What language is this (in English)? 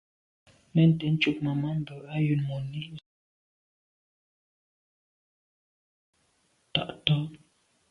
Medumba